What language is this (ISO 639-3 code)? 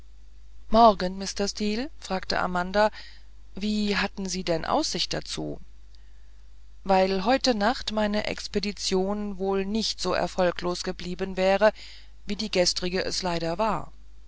deu